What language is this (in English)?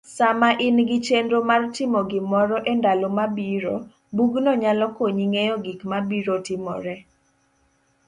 Luo (Kenya and Tanzania)